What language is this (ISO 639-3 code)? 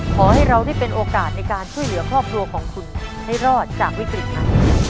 tha